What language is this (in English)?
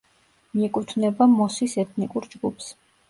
Georgian